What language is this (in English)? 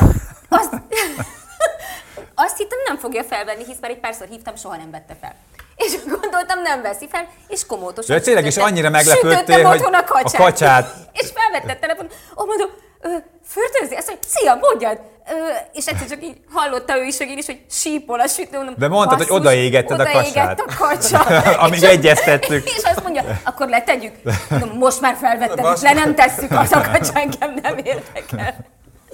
Hungarian